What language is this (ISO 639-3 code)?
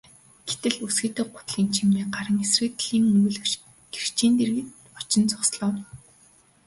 mon